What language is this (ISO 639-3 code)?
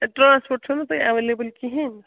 kas